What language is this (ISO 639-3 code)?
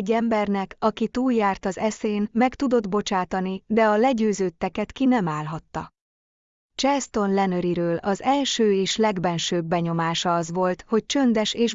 hun